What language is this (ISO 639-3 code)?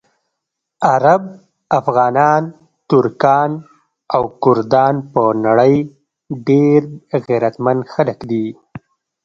pus